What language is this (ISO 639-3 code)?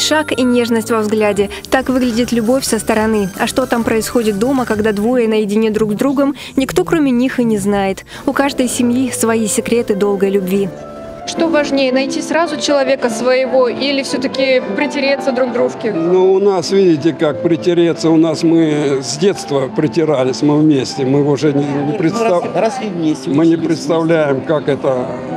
rus